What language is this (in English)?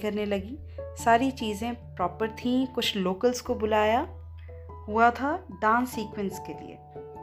Hindi